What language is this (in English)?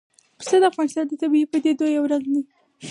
Pashto